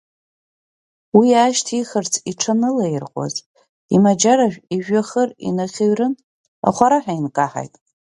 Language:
Abkhazian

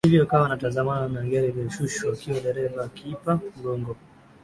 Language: Swahili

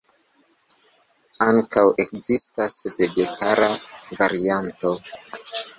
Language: Esperanto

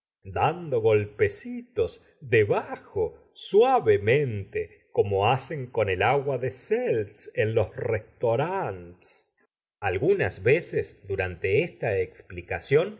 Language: Spanish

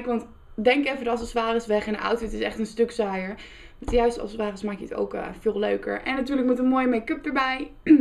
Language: Dutch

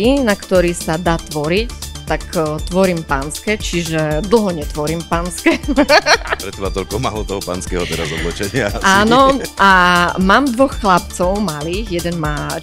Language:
Slovak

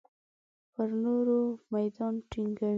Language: Pashto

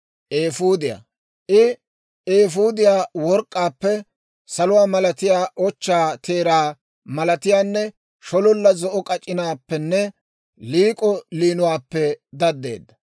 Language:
Dawro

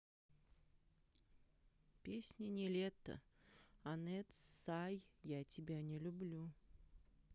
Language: Russian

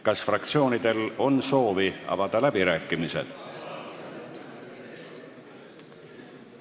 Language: Estonian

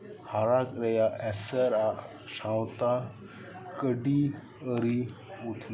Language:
Santali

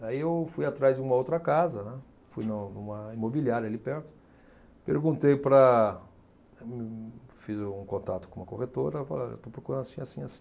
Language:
Portuguese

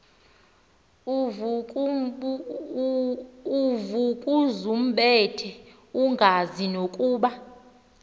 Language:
Xhosa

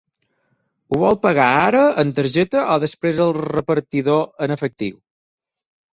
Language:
Catalan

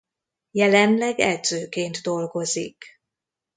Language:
Hungarian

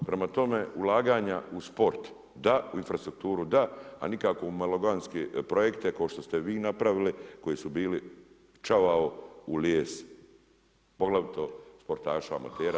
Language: Croatian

